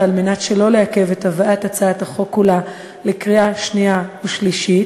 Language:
Hebrew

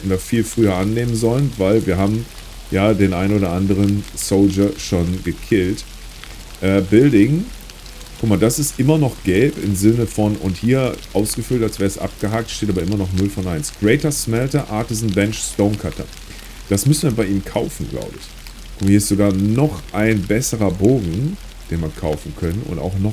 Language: German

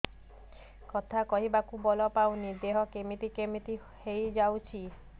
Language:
Odia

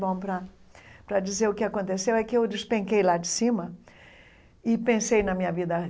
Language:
Portuguese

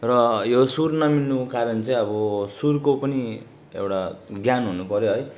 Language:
Nepali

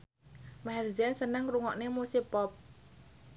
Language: Javanese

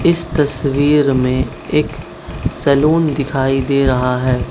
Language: Hindi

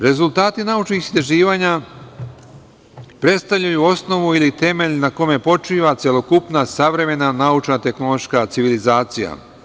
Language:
Serbian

